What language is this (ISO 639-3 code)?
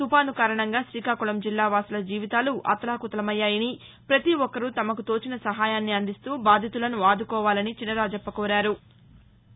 tel